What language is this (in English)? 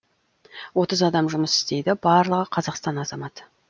Kazakh